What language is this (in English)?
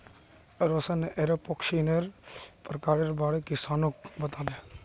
Magahi